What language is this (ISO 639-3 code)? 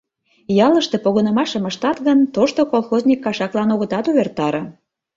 chm